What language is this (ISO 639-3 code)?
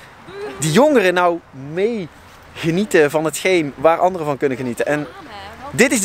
nld